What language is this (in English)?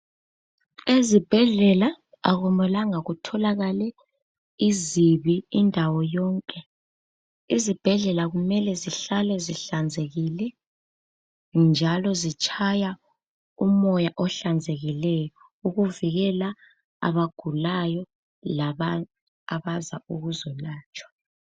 North Ndebele